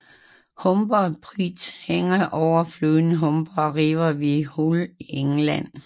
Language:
Danish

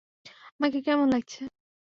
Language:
Bangla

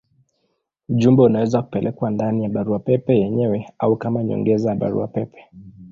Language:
Swahili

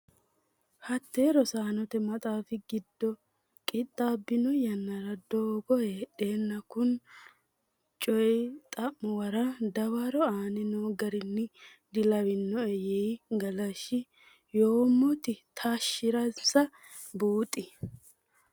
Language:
Sidamo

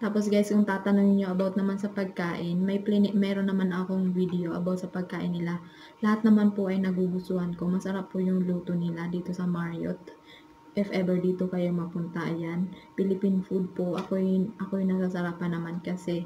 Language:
Filipino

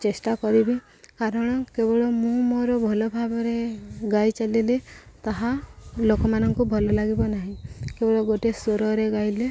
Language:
Odia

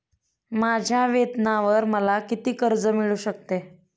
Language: Marathi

